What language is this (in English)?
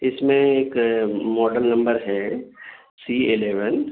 Urdu